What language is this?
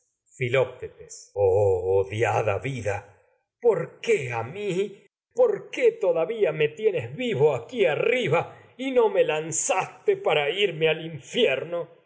Spanish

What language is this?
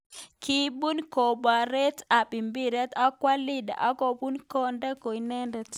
Kalenjin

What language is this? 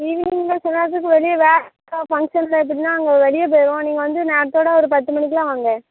Tamil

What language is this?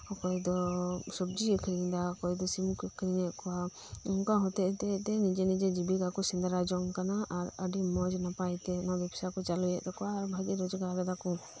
Santali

